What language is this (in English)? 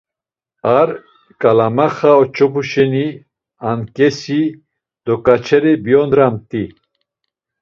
Laz